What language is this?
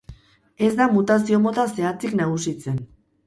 Basque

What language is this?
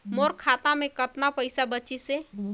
Chhattisgarhi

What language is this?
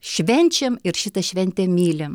Lithuanian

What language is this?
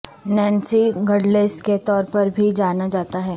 Urdu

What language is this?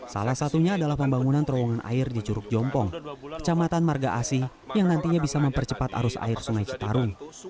Indonesian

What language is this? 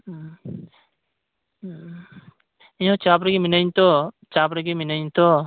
Santali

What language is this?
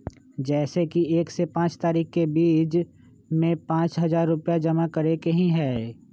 Magahi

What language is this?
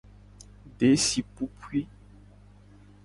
Gen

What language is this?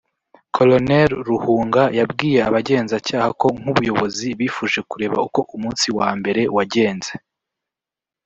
Kinyarwanda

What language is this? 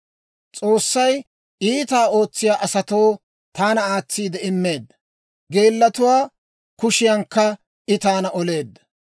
Dawro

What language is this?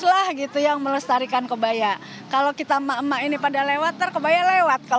Indonesian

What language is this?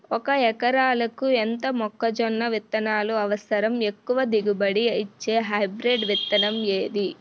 Telugu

